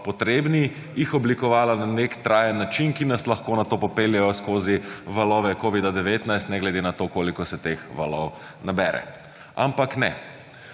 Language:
Slovenian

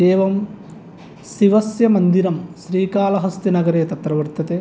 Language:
Sanskrit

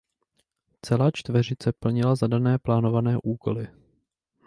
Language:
Czech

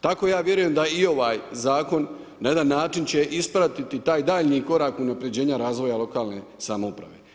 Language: Croatian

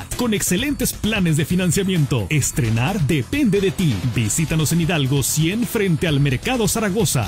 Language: Spanish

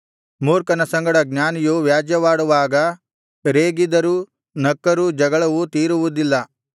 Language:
Kannada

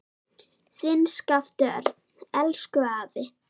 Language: Icelandic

